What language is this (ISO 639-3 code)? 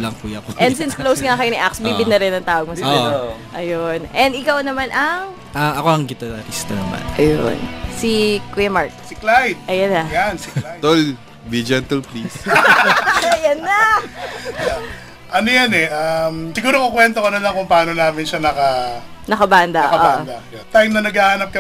fil